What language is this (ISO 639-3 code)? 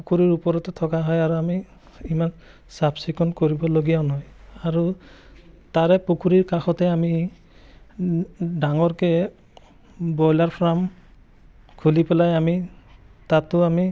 asm